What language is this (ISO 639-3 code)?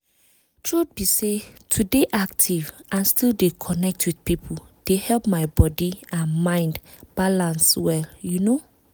pcm